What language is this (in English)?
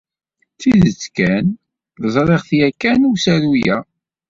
Kabyle